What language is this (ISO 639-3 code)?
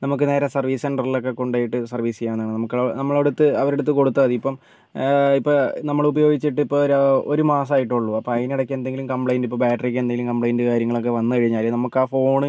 mal